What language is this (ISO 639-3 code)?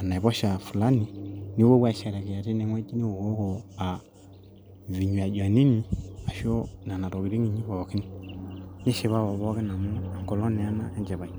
mas